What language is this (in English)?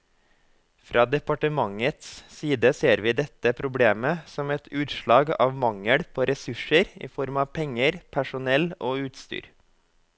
Norwegian